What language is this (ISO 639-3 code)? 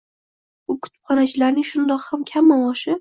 uzb